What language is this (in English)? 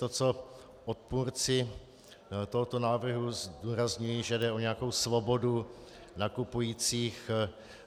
Czech